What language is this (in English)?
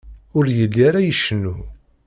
Kabyle